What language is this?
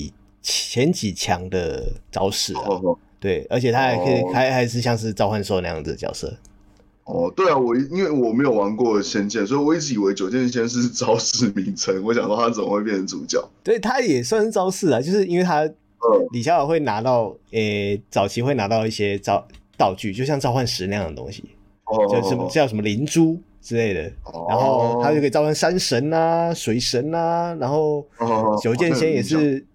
Chinese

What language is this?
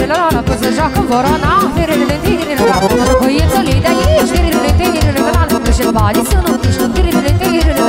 Romanian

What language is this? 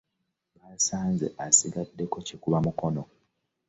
Ganda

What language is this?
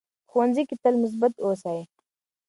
Pashto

